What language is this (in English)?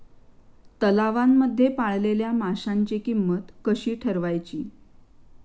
Marathi